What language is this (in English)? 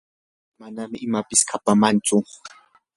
Yanahuanca Pasco Quechua